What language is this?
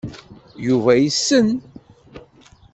Kabyle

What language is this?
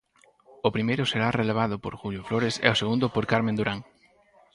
Galician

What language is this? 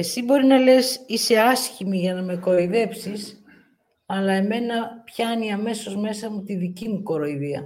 Greek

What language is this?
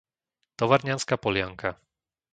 Slovak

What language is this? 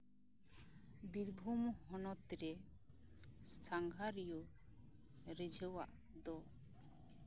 Santali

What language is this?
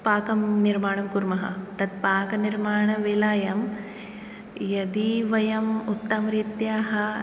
Sanskrit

